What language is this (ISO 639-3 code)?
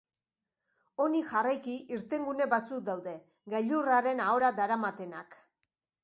eus